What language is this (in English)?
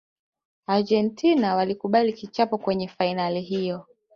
Swahili